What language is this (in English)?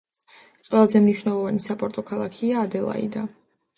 Georgian